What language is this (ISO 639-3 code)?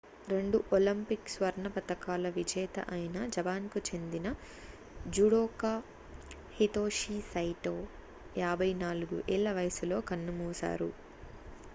tel